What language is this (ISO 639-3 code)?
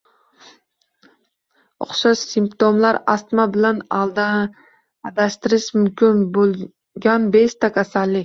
uzb